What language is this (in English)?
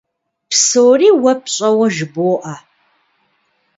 Kabardian